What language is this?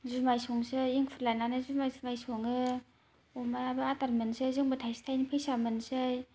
Bodo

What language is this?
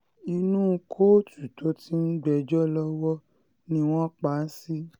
Yoruba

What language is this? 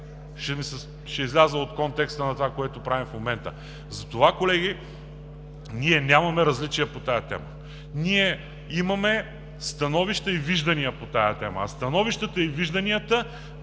Bulgarian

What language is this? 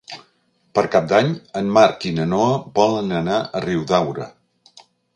Catalan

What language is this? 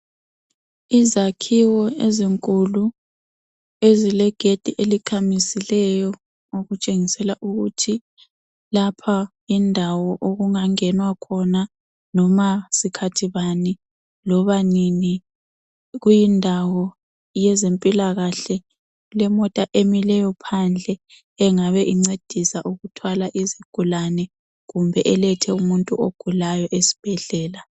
North Ndebele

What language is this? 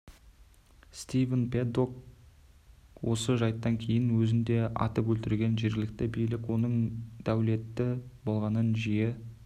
Kazakh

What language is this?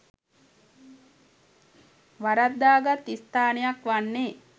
Sinhala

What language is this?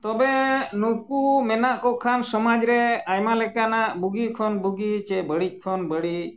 Santali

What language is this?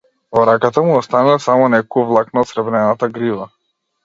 Macedonian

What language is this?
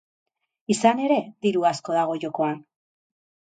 Basque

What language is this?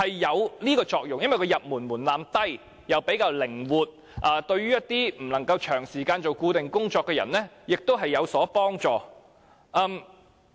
Cantonese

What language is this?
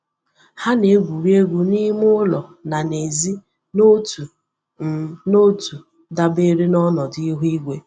Igbo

